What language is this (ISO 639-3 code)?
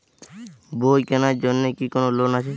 ben